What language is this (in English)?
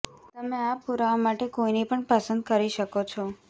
Gujarati